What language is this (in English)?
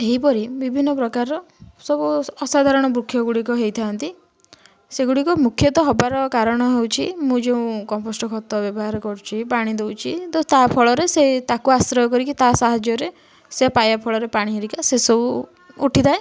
Odia